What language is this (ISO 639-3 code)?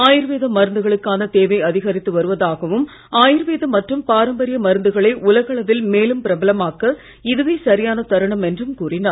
tam